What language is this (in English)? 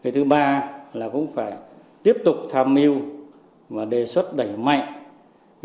Vietnamese